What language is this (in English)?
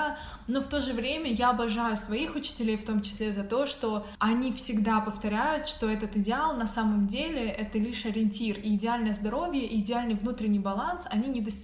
Russian